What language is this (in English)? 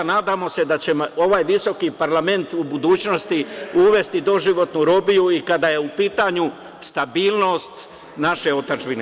Serbian